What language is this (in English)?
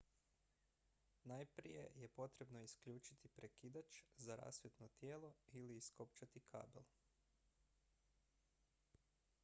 Croatian